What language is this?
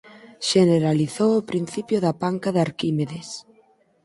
Galician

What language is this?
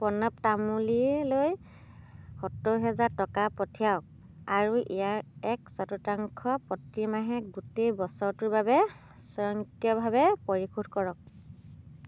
Assamese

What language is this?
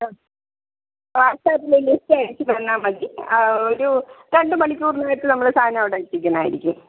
Malayalam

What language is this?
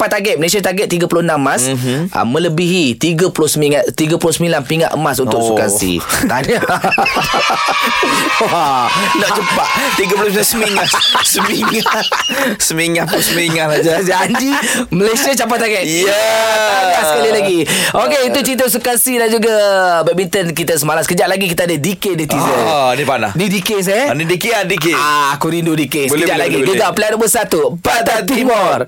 Malay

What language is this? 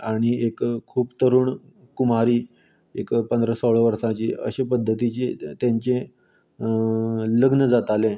Konkani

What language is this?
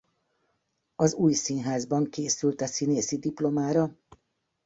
Hungarian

